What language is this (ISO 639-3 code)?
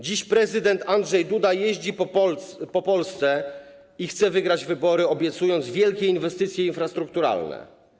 pol